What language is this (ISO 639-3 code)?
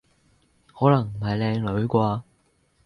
yue